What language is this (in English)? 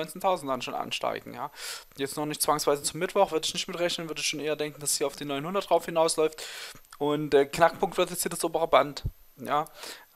German